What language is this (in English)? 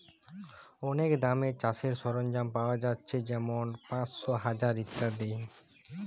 Bangla